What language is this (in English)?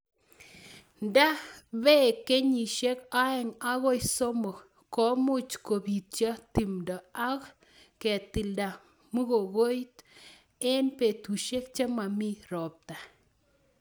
Kalenjin